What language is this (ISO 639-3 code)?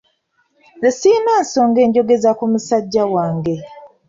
lug